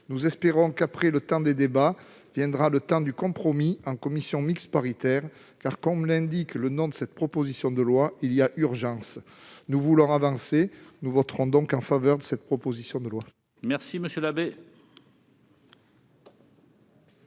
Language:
French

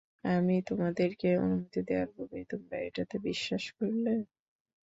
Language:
Bangla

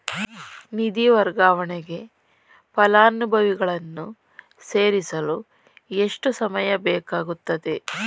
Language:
Kannada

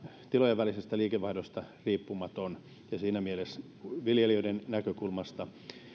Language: Finnish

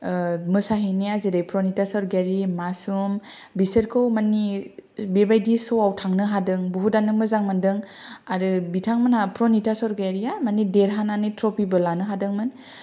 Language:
Bodo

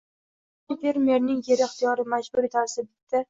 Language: Uzbek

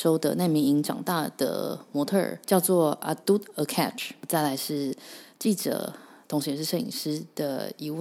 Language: Chinese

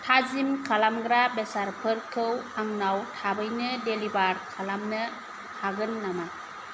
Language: Bodo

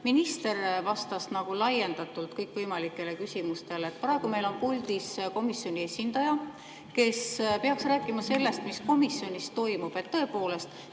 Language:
Estonian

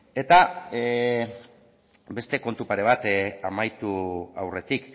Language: Basque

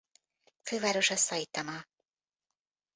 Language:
Hungarian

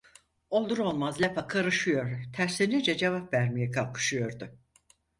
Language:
Turkish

